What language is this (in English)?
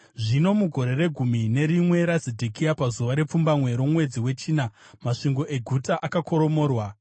Shona